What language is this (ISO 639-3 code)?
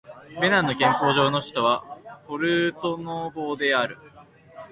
jpn